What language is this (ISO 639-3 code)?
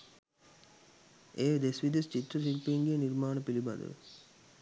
sin